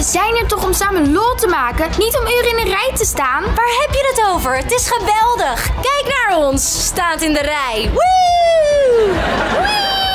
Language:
Dutch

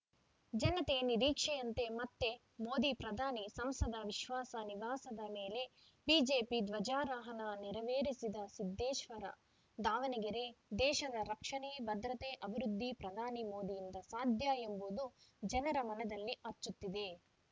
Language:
Kannada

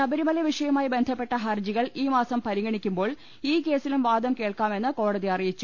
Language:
Malayalam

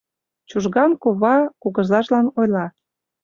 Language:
Mari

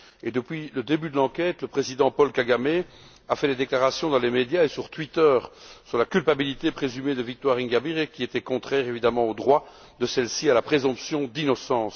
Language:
French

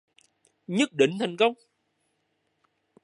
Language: Vietnamese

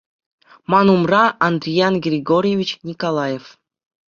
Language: Chuvash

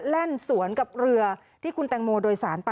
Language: Thai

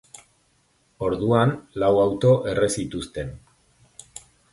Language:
Basque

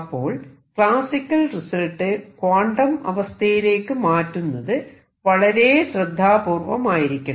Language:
Malayalam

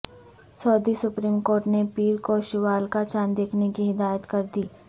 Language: Urdu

